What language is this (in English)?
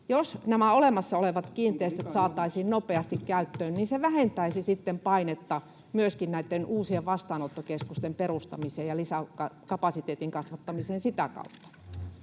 Finnish